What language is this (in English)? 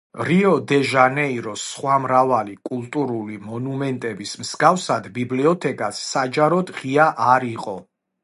Georgian